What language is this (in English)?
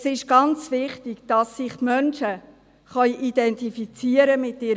Swiss German